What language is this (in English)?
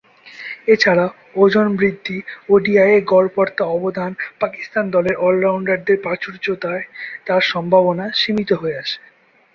Bangla